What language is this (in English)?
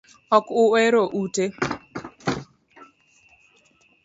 Luo (Kenya and Tanzania)